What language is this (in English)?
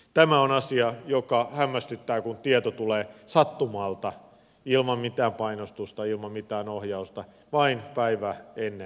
Finnish